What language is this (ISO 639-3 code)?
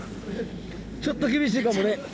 jpn